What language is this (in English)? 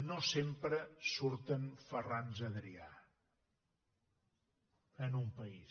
Catalan